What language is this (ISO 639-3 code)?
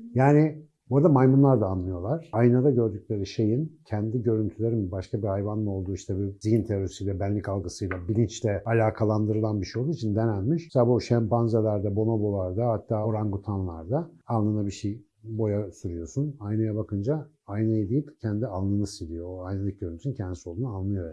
tur